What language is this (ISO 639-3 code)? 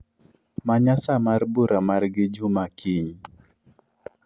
luo